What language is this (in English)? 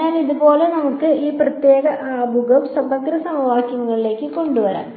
Malayalam